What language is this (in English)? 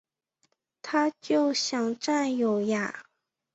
Chinese